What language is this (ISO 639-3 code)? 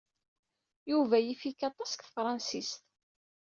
kab